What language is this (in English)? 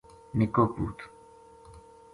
Gujari